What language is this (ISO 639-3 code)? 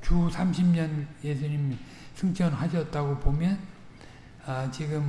kor